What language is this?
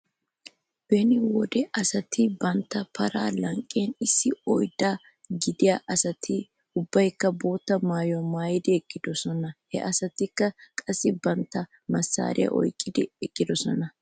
Wolaytta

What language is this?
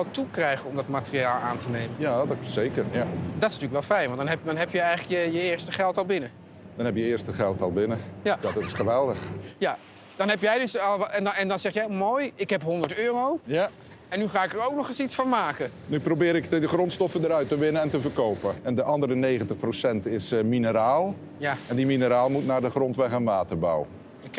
Dutch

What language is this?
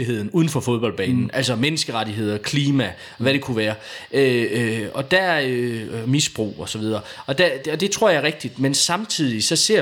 Danish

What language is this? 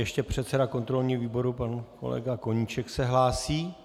Czech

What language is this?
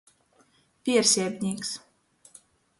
Latgalian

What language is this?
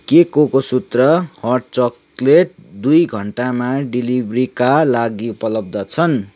Nepali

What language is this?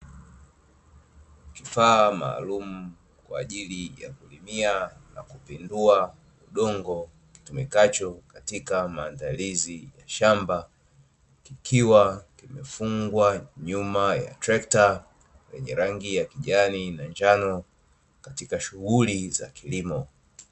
Swahili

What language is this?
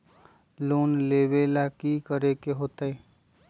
Magahi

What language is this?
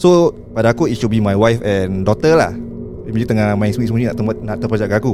Malay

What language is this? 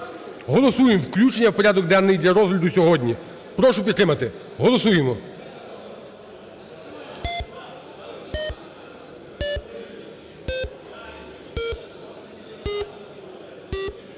Ukrainian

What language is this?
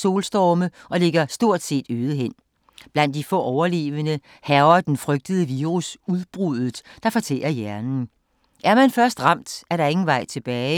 Danish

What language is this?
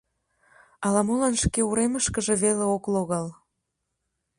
Mari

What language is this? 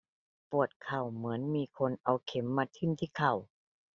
Thai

